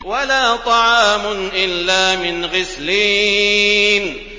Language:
Arabic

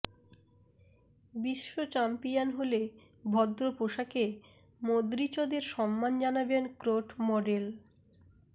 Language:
Bangla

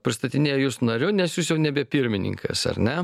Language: Lithuanian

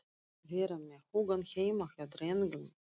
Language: Icelandic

